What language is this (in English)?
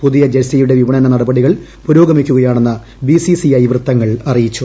Malayalam